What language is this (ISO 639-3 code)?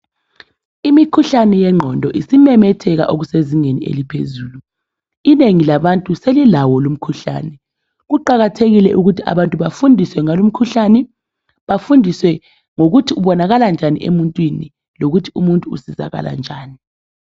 nde